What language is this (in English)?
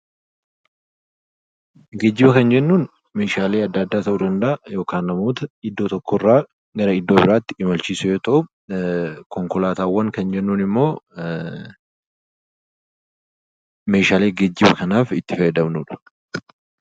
Oromo